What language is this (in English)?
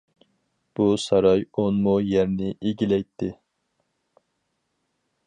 Uyghur